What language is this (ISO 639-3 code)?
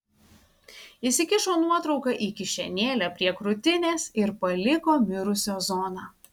lit